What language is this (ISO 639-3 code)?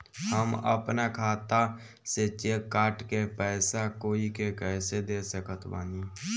bho